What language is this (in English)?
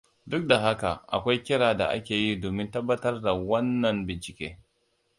Hausa